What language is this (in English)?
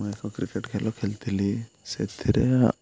Odia